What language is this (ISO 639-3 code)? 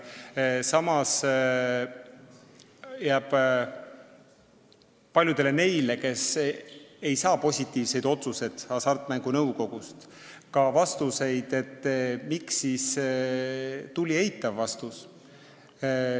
est